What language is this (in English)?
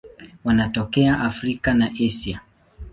Swahili